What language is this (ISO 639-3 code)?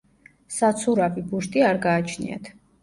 kat